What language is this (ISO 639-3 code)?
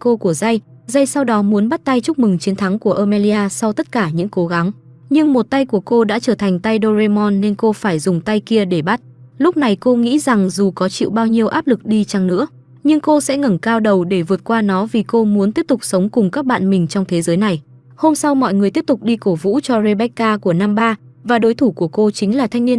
vie